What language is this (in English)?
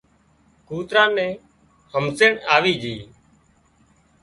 Wadiyara Koli